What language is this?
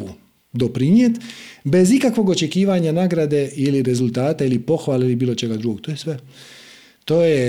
Croatian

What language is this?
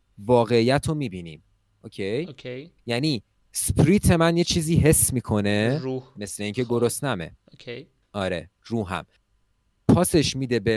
Persian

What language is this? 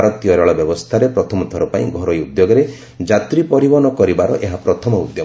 Odia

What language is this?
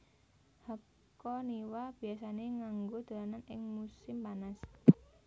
Javanese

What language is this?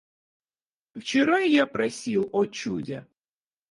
Russian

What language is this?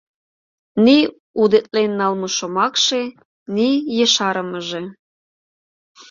Mari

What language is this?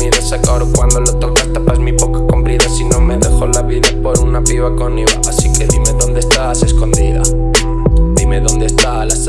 Spanish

